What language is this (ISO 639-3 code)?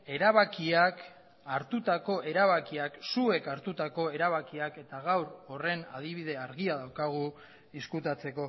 eus